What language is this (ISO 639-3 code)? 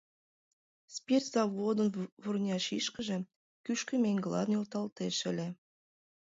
chm